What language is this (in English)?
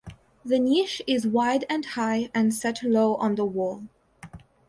English